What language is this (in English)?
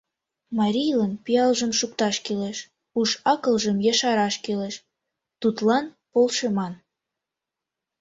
Mari